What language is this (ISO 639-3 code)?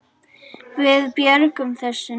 isl